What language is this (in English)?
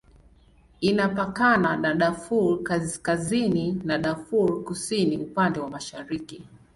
Swahili